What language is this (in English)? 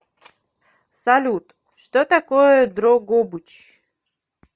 Russian